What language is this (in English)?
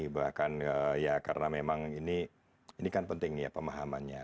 Indonesian